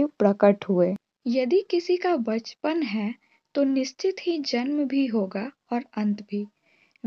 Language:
Hindi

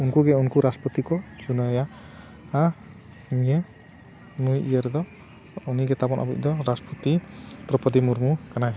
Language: Santali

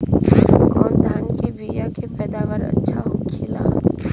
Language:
Bhojpuri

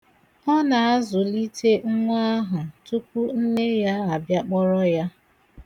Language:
Igbo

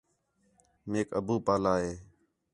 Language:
Khetrani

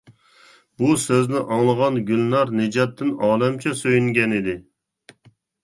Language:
Uyghur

